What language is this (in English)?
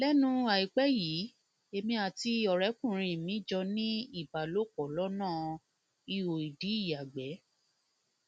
Yoruba